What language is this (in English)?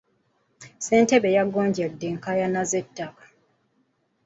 Ganda